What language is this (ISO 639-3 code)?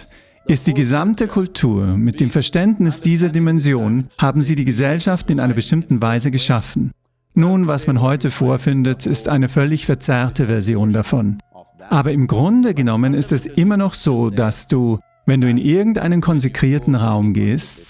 deu